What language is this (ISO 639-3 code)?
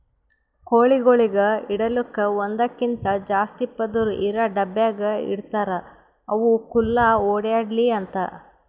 kan